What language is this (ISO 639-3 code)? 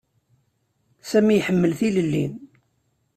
kab